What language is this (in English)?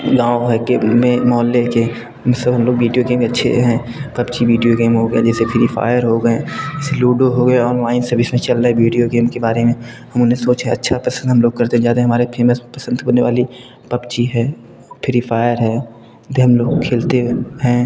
Hindi